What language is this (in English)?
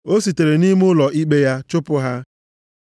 Igbo